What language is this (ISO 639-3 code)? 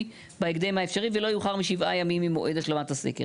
heb